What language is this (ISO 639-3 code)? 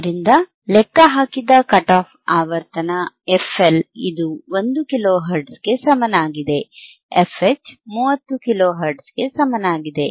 kan